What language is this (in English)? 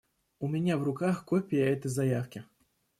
Russian